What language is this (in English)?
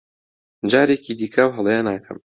Central Kurdish